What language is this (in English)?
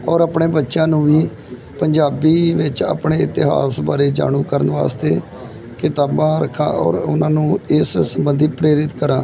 Punjabi